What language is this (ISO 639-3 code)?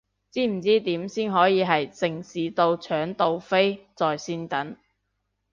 yue